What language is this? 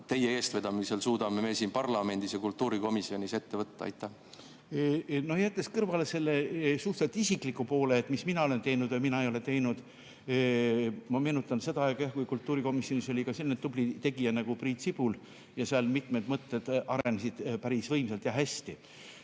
Estonian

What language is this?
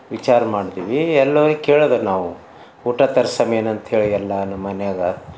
Kannada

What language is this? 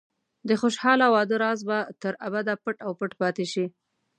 Pashto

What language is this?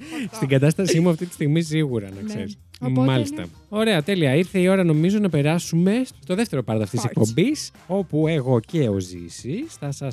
Greek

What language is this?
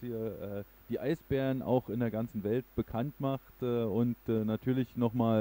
German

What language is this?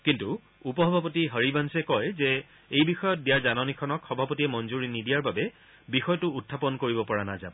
Assamese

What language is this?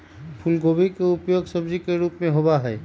Magahi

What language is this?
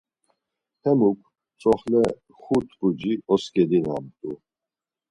Laz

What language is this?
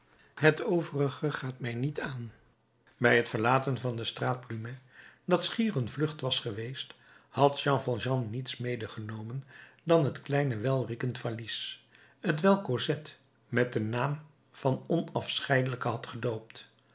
Dutch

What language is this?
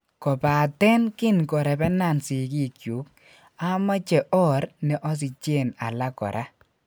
Kalenjin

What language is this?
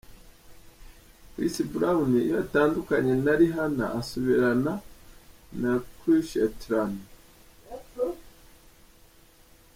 Kinyarwanda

